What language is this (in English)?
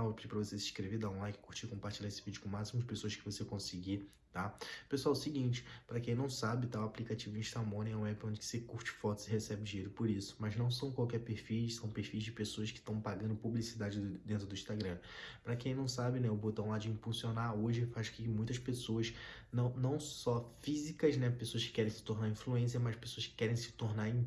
Portuguese